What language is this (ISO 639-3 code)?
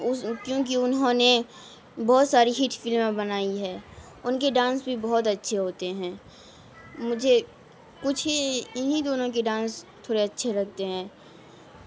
urd